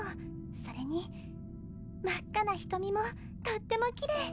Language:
Japanese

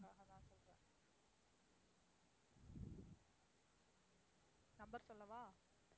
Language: Tamil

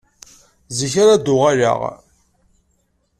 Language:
Kabyle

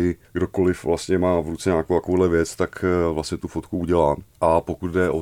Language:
Czech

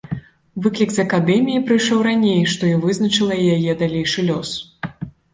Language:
Belarusian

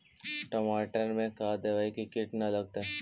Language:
Magahi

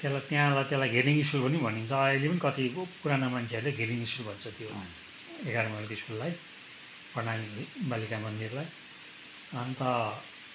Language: Nepali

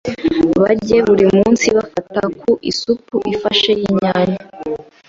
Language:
Kinyarwanda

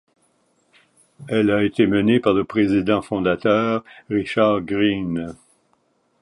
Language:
French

